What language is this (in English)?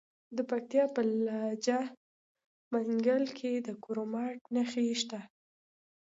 Pashto